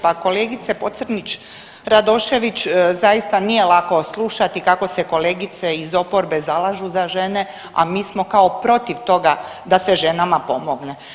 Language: Croatian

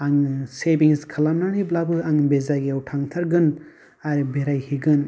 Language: Bodo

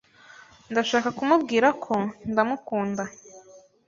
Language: Kinyarwanda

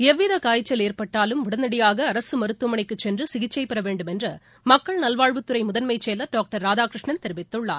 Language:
Tamil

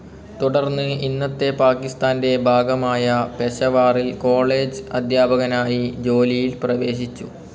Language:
Malayalam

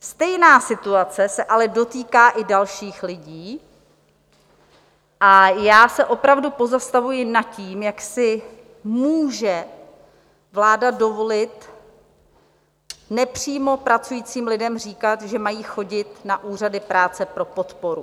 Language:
Czech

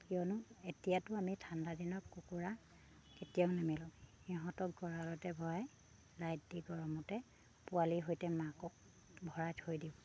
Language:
Assamese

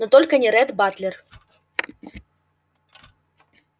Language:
Russian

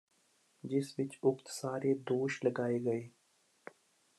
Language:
Punjabi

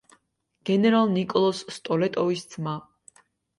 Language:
Georgian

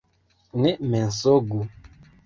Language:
Esperanto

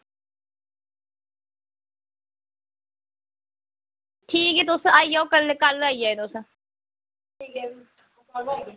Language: Dogri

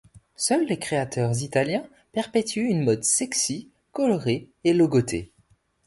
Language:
French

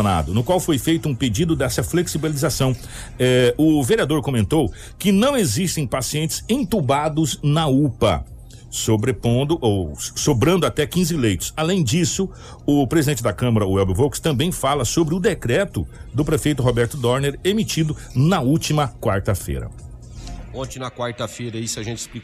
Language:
Portuguese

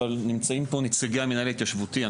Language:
Hebrew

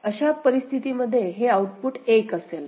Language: Marathi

